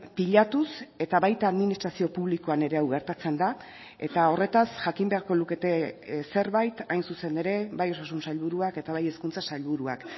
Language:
Basque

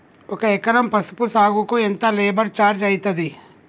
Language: Telugu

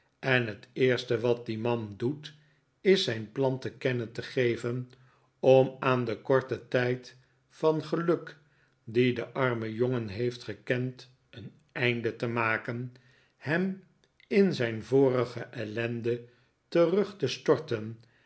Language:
Dutch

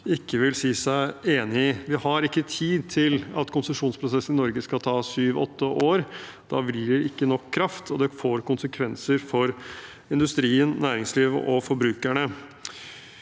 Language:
Norwegian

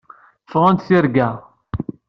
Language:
Kabyle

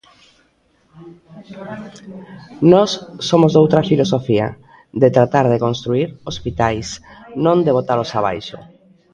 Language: Galician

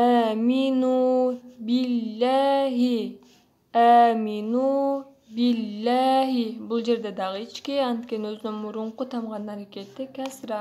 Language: Turkish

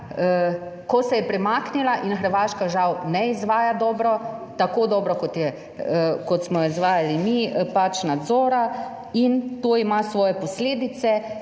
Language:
Slovenian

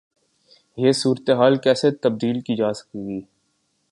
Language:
Urdu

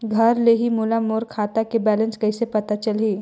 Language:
Chhattisgarhi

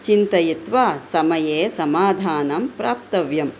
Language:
Sanskrit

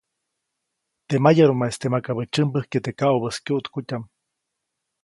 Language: Copainalá Zoque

